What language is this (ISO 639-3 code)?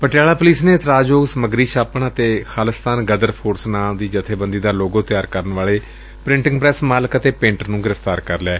pan